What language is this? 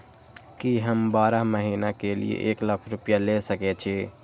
Maithili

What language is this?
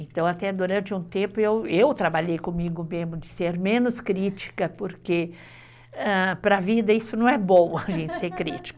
Portuguese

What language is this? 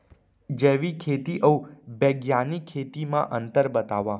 Chhattisgarhi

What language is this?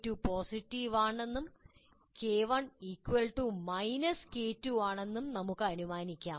Malayalam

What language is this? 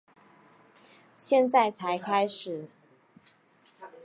Chinese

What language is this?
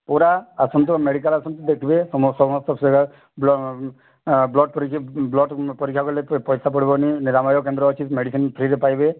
Odia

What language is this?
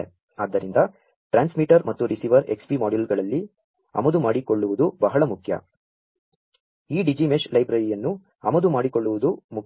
Kannada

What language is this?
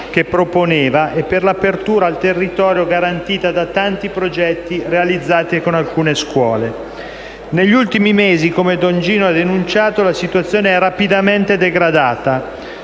Italian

